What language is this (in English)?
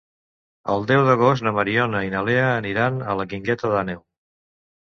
Catalan